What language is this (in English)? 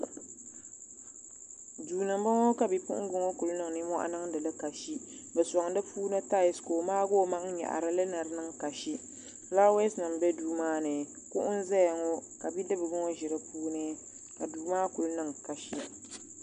Dagbani